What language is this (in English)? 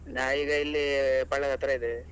Kannada